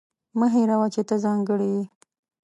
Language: Pashto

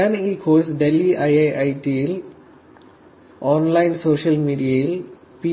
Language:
Malayalam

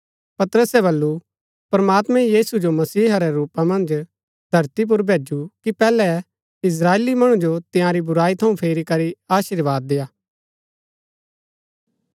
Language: Gaddi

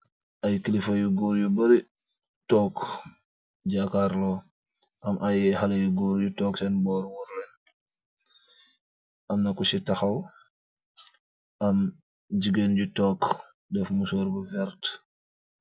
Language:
Wolof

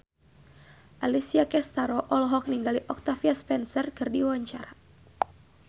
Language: Sundanese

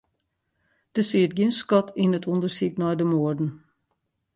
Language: Western Frisian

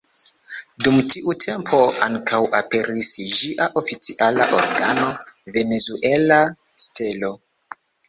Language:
Esperanto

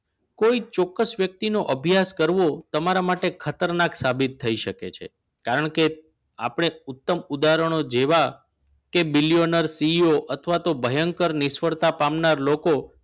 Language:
Gujarati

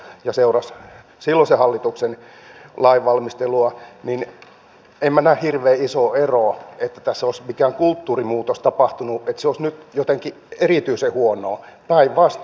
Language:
Finnish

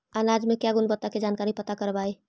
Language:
Magahi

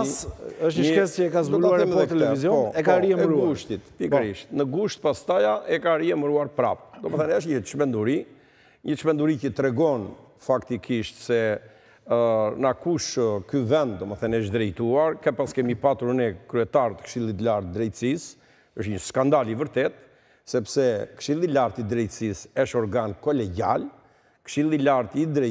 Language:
Romanian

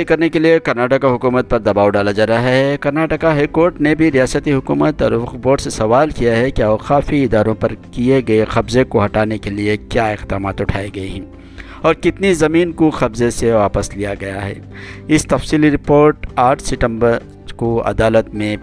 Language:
Urdu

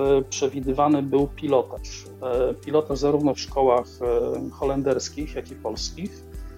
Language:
Polish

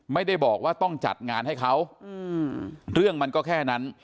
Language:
Thai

